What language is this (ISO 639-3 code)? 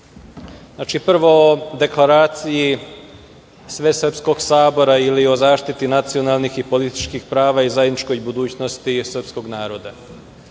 srp